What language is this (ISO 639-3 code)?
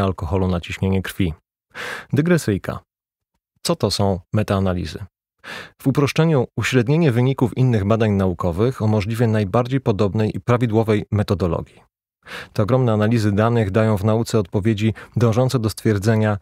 pol